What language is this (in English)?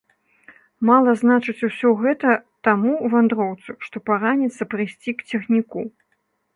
Belarusian